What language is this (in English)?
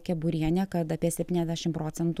Lithuanian